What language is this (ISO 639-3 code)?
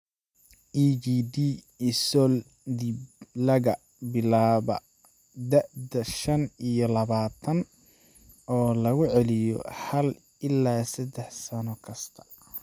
som